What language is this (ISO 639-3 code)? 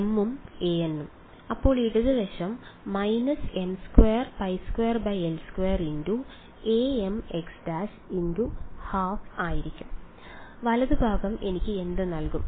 mal